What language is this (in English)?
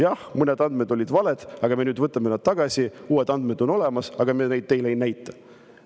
Estonian